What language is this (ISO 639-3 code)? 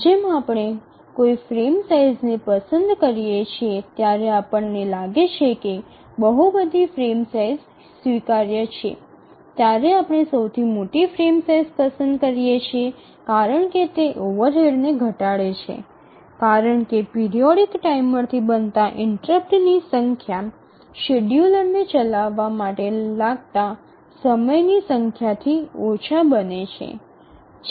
guj